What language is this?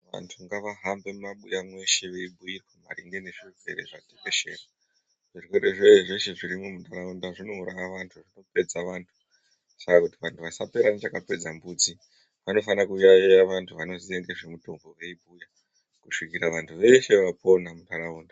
Ndau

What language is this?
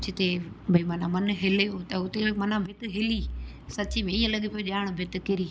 Sindhi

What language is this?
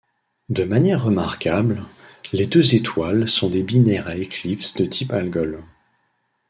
French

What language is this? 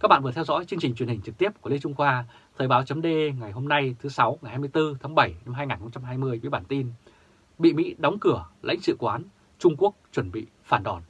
Vietnamese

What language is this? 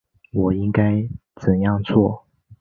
Chinese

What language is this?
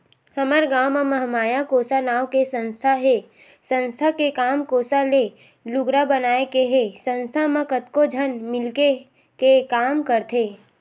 Chhattisgarhi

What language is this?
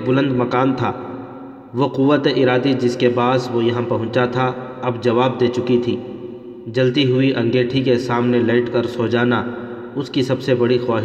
Urdu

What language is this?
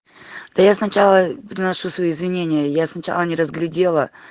Russian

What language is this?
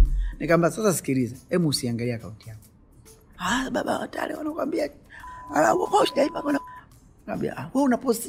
Swahili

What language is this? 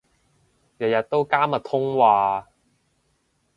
Cantonese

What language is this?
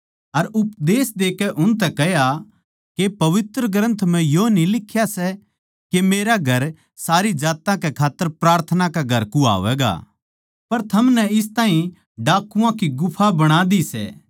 Haryanvi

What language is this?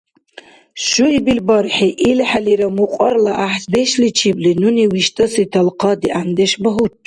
Dargwa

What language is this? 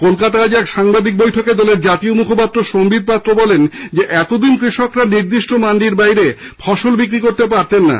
Bangla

